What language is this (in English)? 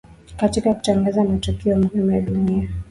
Swahili